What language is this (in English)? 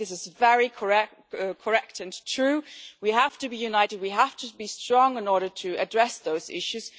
English